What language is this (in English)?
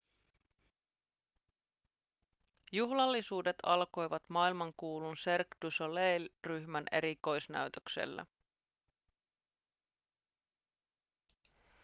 Finnish